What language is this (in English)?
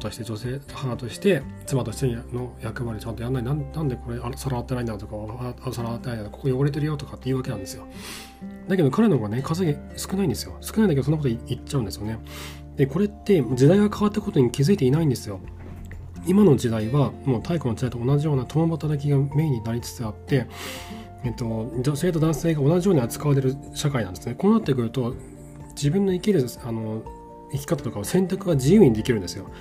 Japanese